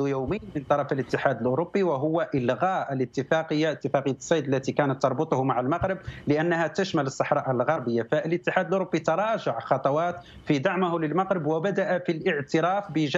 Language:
Arabic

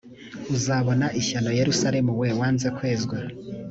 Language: Kinyarwanda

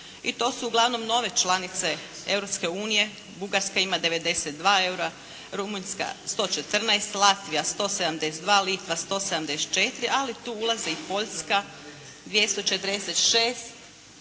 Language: Croatian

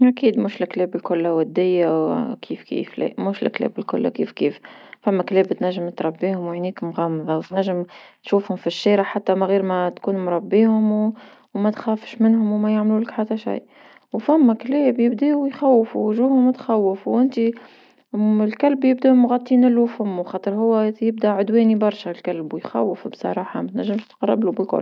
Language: Tunisian Arabic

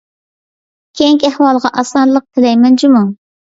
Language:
Uyghur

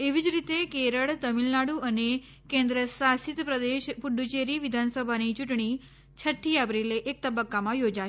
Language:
Gujarati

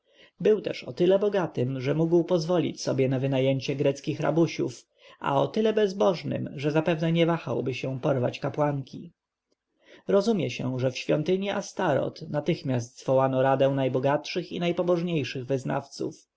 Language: Polish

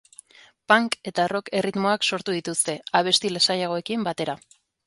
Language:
Basque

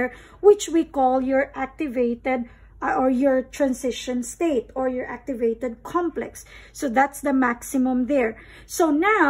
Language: English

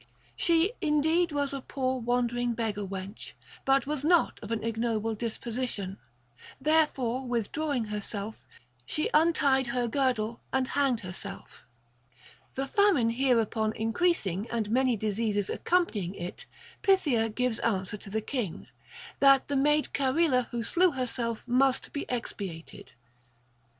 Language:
English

